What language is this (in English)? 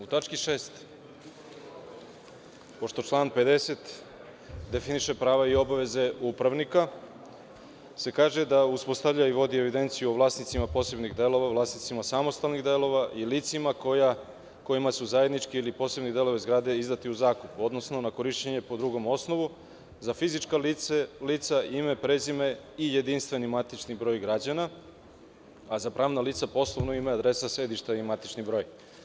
Serbian